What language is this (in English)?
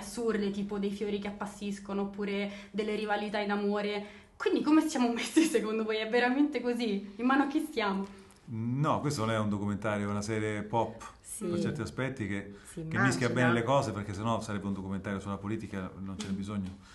Italian